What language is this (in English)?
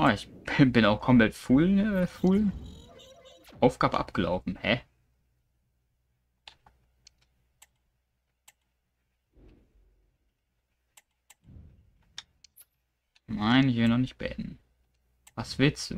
German